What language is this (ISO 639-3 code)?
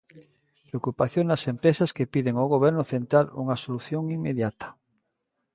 glg